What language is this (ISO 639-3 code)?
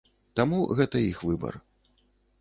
bel